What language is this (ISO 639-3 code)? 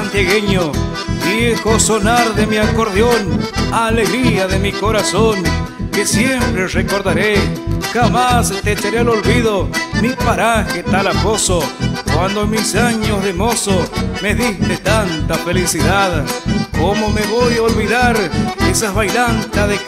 spa